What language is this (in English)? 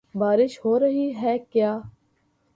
Urdu